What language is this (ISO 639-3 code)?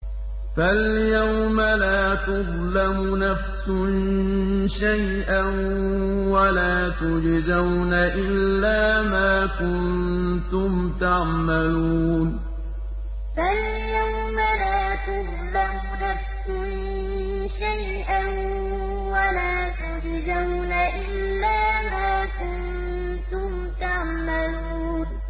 ara